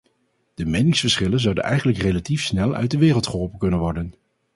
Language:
Dutch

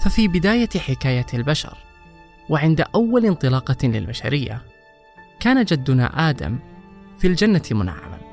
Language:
Arabic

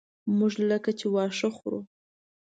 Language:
Pashto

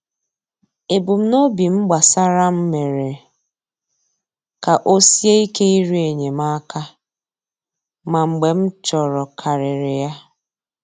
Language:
Igbo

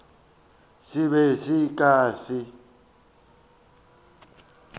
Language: Northern Sotho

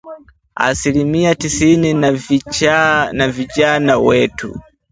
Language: Swahili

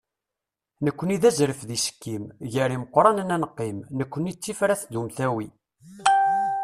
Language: Kabyle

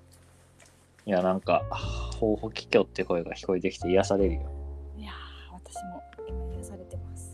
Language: Japanese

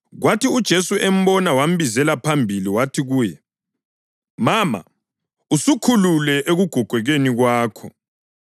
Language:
North Ndebele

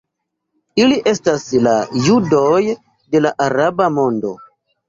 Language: Esperanto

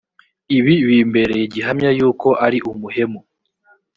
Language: Kinyarwanda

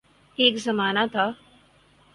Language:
Urdu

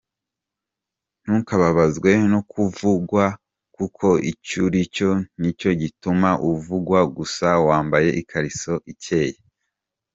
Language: Kinyarwanda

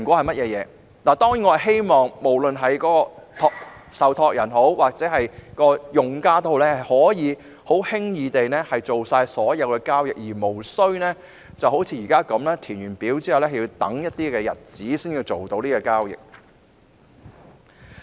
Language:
Cantonese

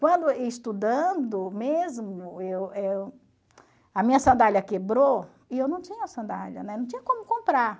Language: Portuguese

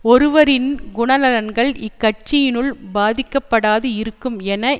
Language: Tamil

